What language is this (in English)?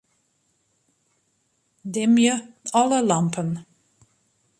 Western Frisian